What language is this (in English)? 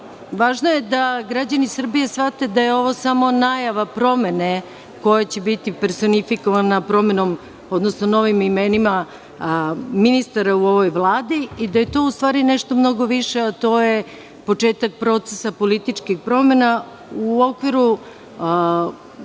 Serbian